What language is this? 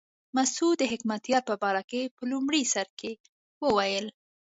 Pashto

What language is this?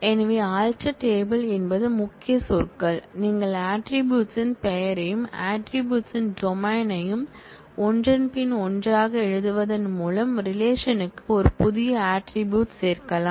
Tamil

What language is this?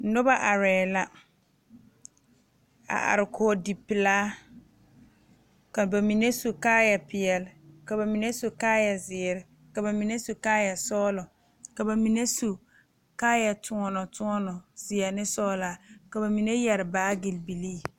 Southern Dagaare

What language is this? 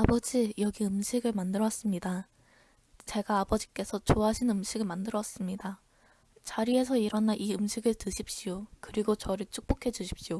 Korean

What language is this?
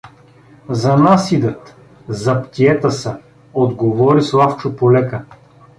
Bulgarian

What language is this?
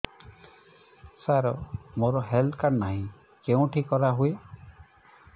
Odia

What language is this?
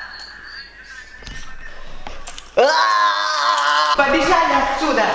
Russian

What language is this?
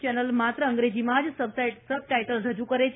Gujarati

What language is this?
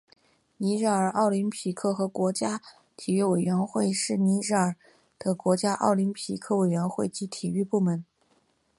Chinese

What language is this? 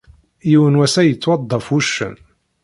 Kabyle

